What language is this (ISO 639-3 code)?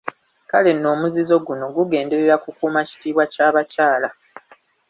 lug